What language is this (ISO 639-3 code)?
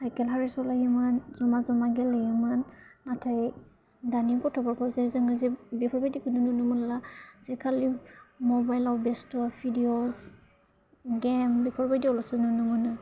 brx